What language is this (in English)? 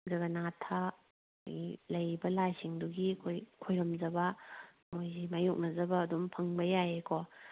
Manipuri